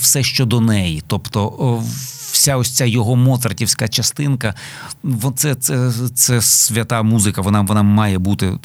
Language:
Ukrainian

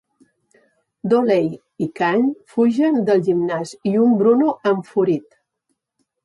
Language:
Catalan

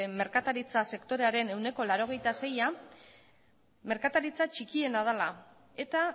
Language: Basque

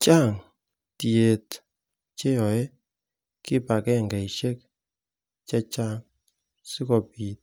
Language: Kalenjin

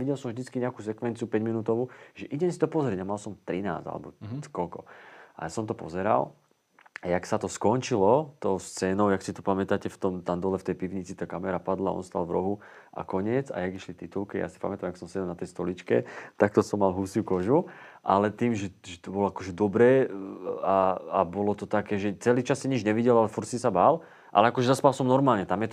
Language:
Slovak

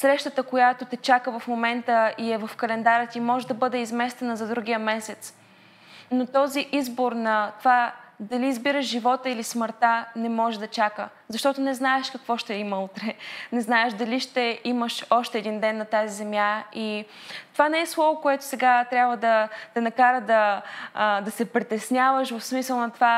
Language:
Bulgarian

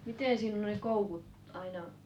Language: Finnish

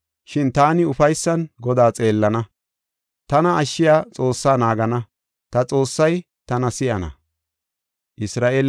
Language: Gofa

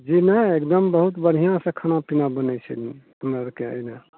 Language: Maithili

